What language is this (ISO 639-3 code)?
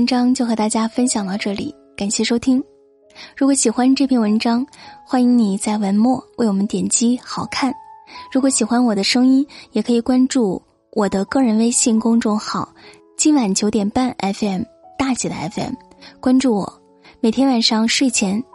zho